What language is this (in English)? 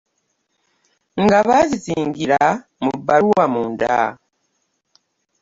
Ganda